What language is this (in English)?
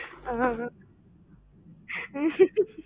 Tamil